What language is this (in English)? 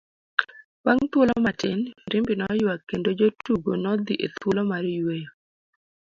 Luo (Kenya and Tanzania)